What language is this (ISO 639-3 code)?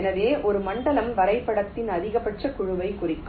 tam